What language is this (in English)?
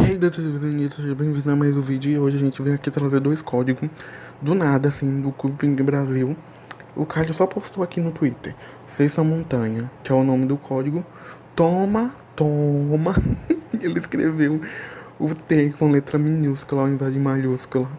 Portuguese